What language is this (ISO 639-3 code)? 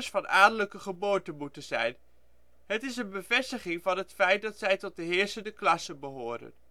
nld